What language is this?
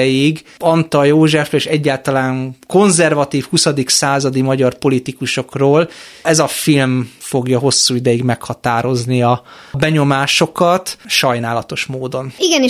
Hungarian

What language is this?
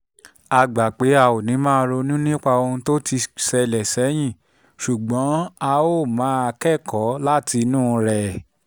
Yoruba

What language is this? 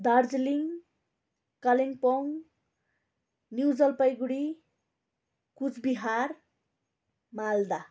Nepali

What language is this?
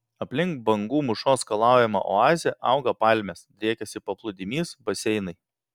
Lithuanian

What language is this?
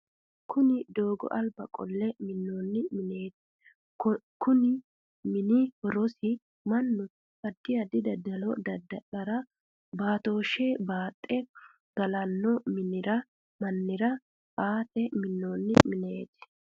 Sidamo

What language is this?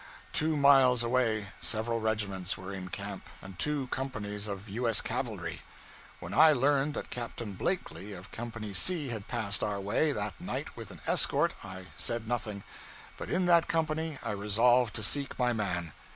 English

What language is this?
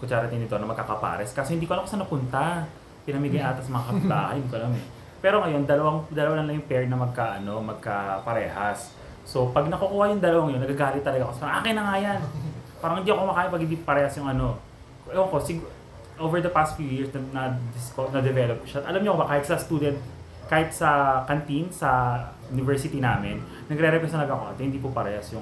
Filipino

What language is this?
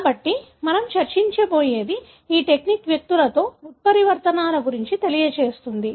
Telugu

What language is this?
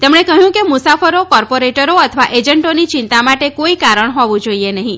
Gujarati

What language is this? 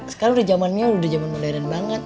Indonesian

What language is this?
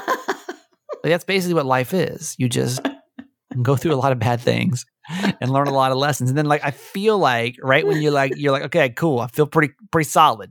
English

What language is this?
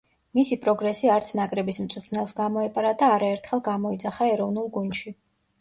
Georgian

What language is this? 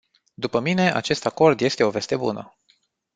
Romanian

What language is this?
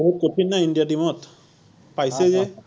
Assamese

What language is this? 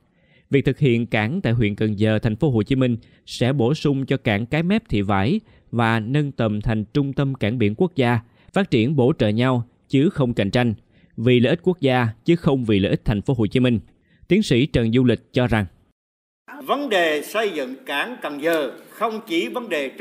Vietnamese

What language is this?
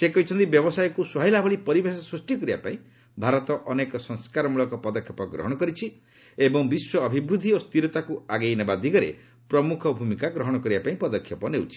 Odia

